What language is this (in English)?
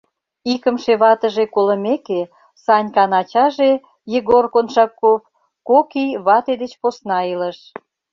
Mari